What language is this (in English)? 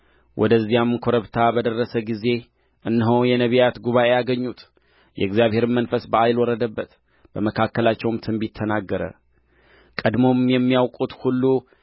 Amharic